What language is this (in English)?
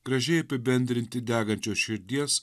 Lithuanian